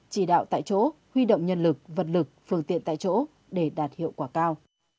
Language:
Vietnamese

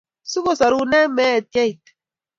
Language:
Kalenjin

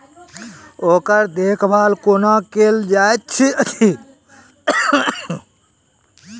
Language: Maithili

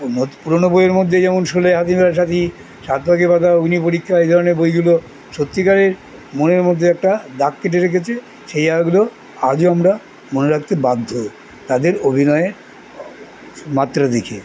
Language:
Bangla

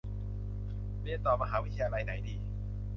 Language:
Thai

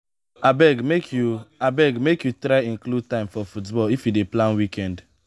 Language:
Nigerian Pidgin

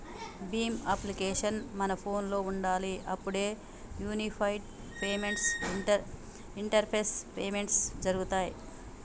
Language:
Telugu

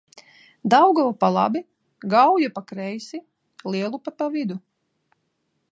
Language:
Latvian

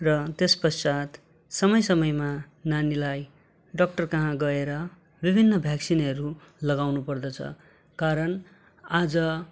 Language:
Nepali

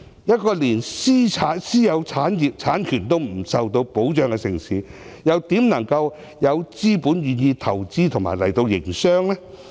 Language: Cantonese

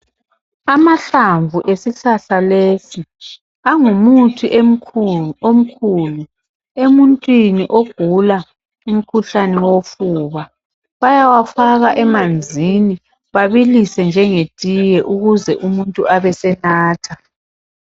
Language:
North Ndebele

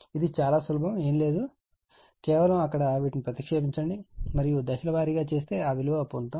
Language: Telugu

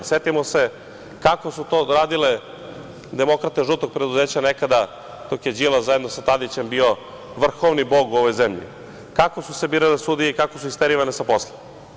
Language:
Serbian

